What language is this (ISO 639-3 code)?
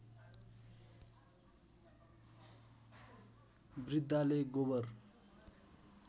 nep